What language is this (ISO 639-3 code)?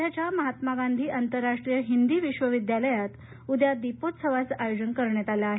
mar